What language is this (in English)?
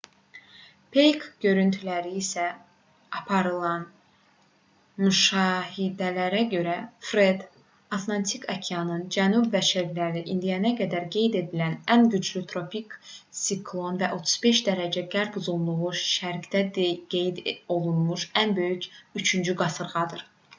Azerbaijani